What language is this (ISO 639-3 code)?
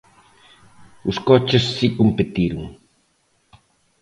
glg